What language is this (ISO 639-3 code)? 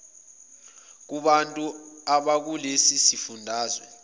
zul